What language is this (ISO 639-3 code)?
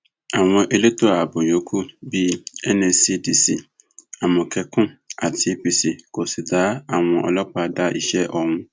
yor